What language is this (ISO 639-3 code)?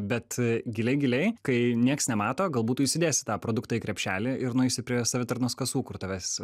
lit